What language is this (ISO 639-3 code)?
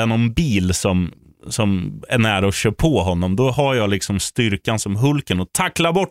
swe